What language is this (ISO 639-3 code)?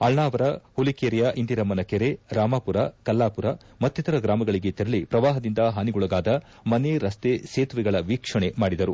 kan